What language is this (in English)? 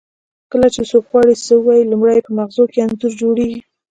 Pashto